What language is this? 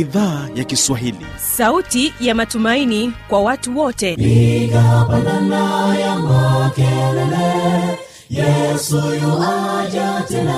Swahili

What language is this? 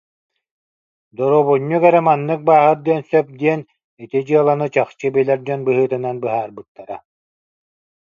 Yakut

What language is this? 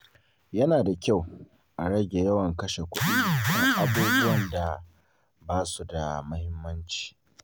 Hausa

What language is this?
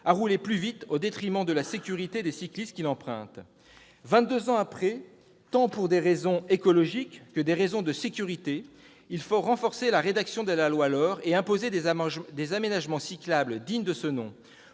French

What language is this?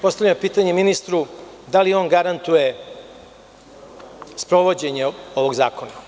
Serbian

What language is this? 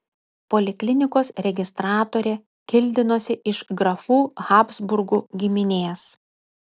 Lithuanian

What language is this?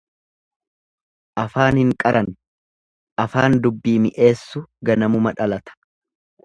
Oromo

